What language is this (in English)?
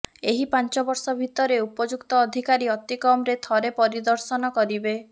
Odia